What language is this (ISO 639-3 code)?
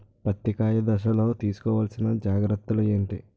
tel